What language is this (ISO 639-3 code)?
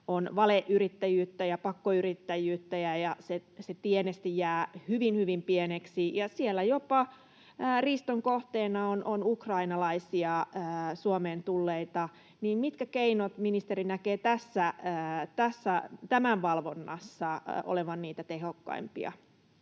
fin